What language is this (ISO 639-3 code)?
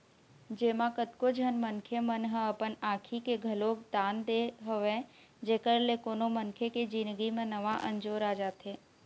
hne